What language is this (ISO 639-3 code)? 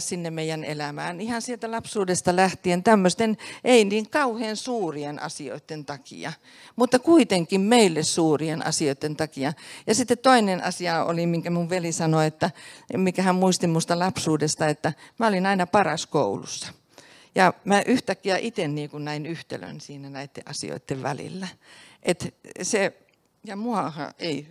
fin